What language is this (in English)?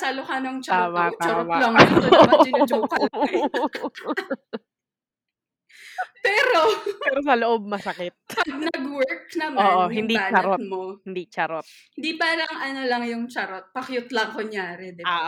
Filipino